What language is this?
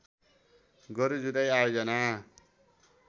Nepali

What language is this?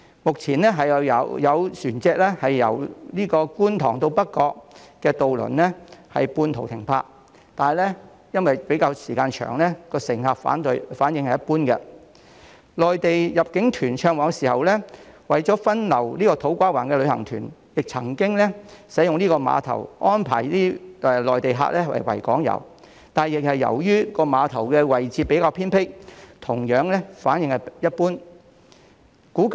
Cantonese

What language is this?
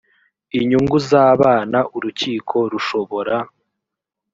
Kinyarwanda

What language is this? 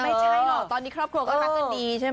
Thai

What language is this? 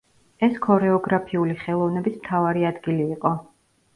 Georgian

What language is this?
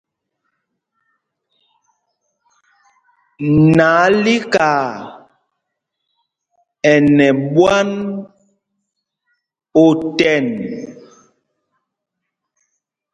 Mpumpong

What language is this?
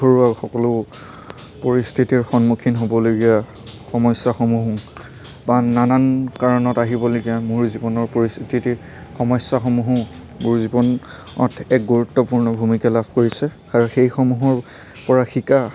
Assamese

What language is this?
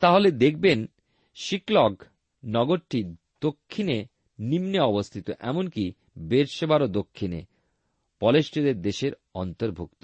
Bangla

